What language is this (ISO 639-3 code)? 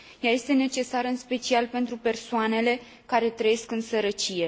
ron